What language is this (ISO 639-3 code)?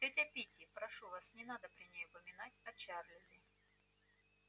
rus